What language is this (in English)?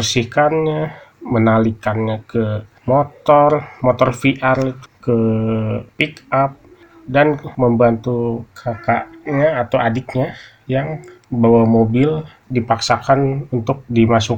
Indonesian